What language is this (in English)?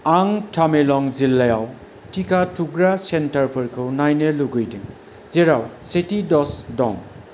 Bodo